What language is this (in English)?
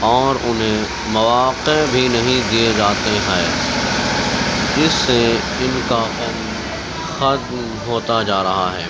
Urdu